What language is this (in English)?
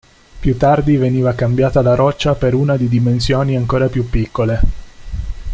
Italian